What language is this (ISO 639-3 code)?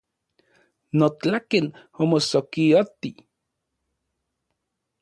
ncx